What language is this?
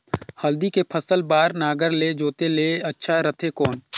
Chhattisgarhi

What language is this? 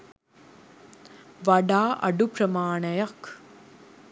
Sinhala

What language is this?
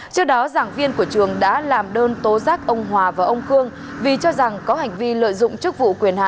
Vietnamese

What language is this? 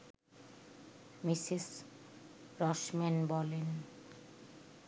Bangla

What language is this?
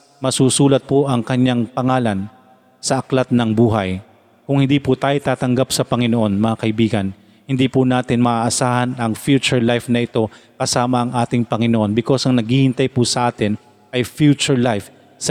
Filipino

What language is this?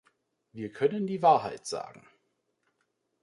German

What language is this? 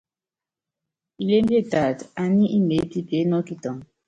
Yangben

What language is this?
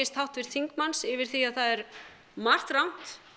Icelandic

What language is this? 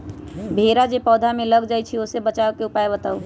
Magahi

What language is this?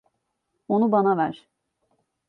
Turkish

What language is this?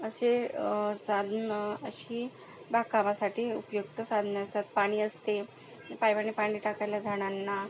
Marathi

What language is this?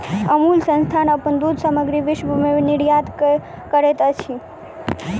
Maithili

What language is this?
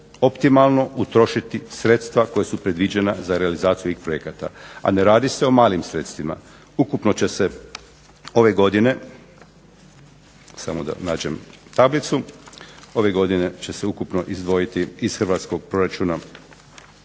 Croatian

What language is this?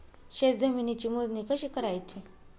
Marathi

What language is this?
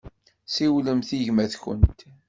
Kabyle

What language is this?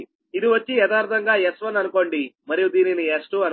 Telugu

